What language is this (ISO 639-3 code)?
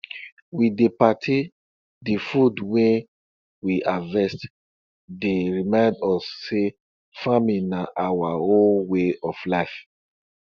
pcm